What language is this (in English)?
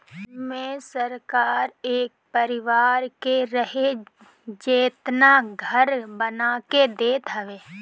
Bhojpuri